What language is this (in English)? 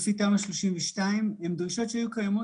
Hebrew